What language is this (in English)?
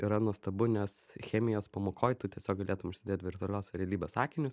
Lithuanian